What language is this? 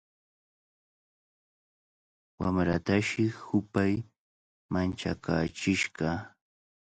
Cajatambo North Lima Quechua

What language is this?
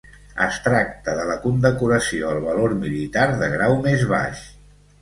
Catalan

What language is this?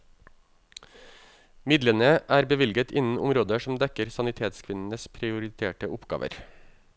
Norwegian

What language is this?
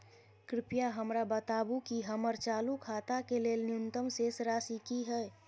Maithili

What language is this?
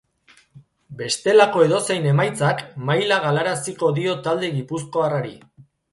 Basque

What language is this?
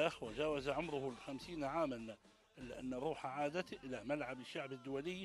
Arabic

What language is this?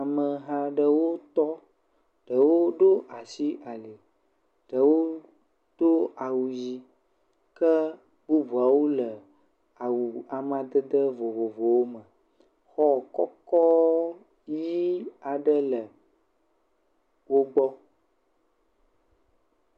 Ewe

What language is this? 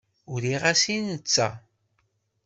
Kabyle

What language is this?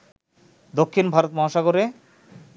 Bangla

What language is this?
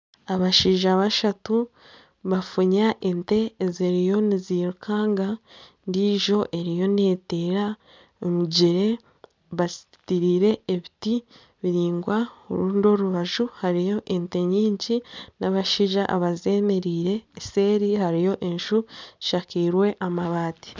Nyankole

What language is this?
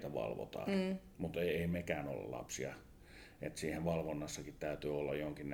Finnish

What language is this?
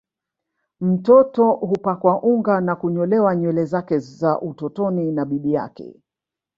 Swahili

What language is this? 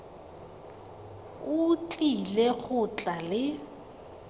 Tswana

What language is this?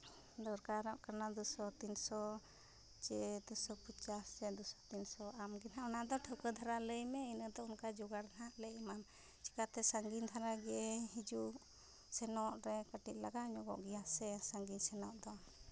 Santali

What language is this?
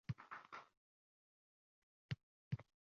Uzbek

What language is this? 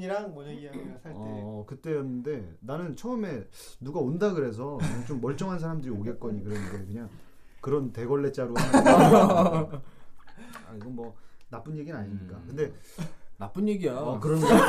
Korean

